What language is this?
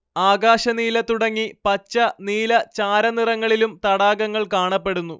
Malayalam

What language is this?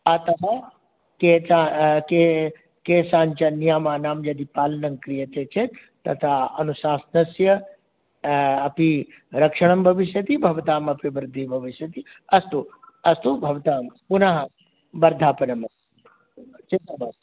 Sanskrit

